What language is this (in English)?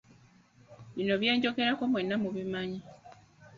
Ganda